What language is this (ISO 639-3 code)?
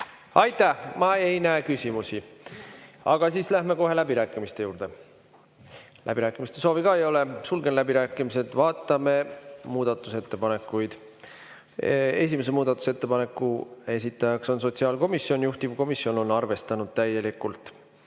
est